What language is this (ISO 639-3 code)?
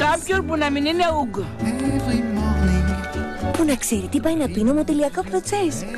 ell